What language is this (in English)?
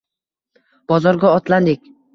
Uzbek